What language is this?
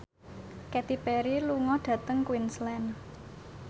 Javanese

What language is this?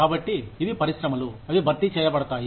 Telugu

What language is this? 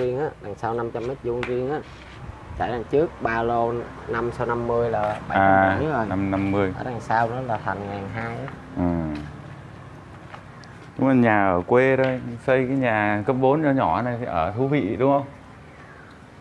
Vietnamese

